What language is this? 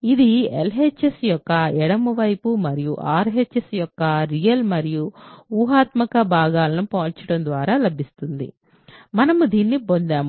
Telugu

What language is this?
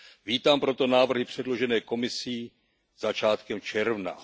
Czech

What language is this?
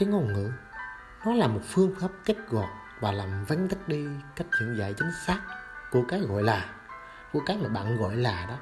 Vietnamese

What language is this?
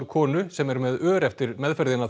Icelandic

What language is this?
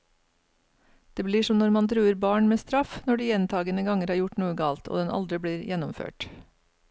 Norwegian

